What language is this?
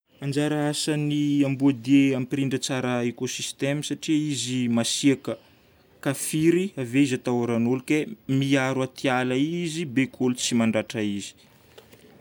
Northern Betsimisaraka Malagasy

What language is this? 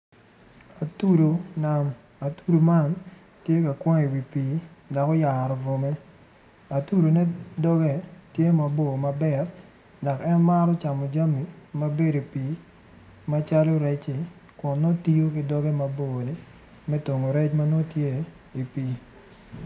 Acoli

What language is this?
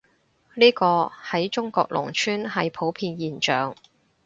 Cantonese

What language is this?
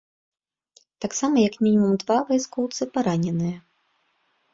Belarusian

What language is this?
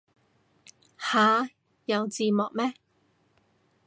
Cantonese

